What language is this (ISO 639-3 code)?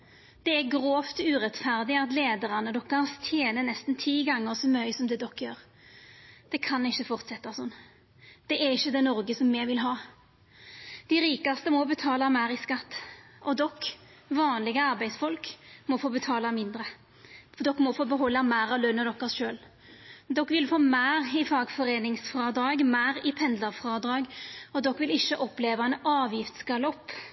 nno